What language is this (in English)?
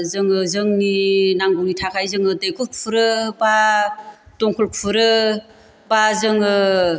Bodo